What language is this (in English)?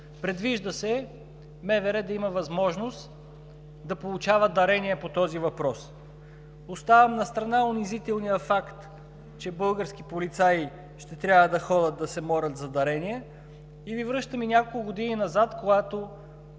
Bulgarian